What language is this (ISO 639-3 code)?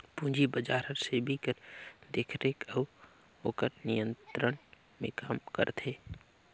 hne